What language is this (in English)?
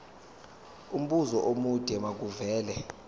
Zulu